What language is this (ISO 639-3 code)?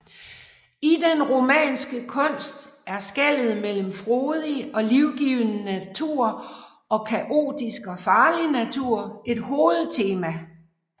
dan